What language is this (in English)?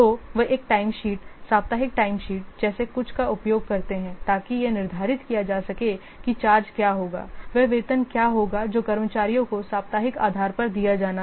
Hindi